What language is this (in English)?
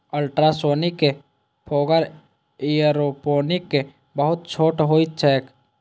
Maithili